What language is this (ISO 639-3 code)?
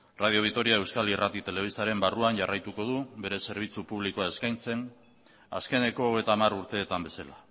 eus